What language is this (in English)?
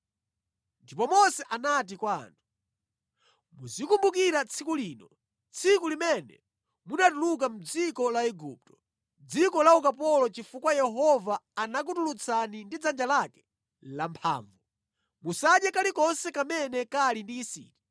Nyanja